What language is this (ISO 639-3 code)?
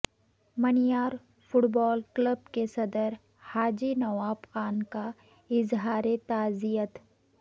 urd